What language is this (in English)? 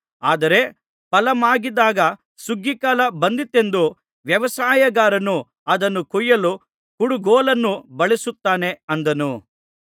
Kannada